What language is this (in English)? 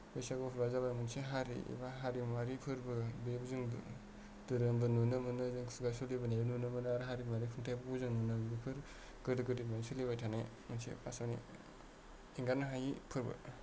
Bodo